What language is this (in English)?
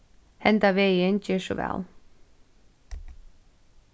Faroese